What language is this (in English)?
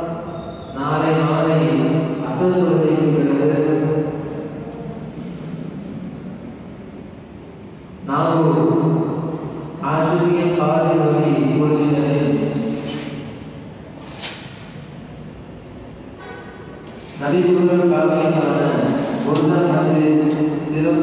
Indonesian